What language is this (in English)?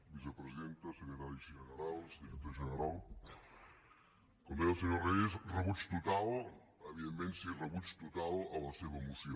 Catalan